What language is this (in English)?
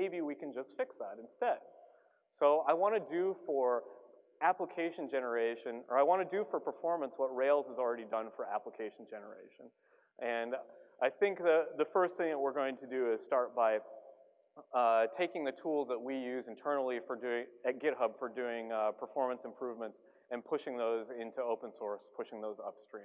English